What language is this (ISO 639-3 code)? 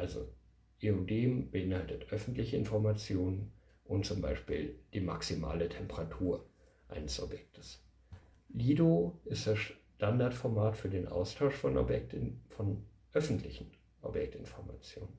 deu